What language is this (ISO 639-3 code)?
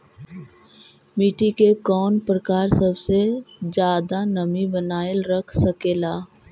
mag